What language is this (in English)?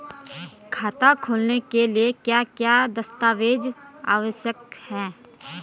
Hindi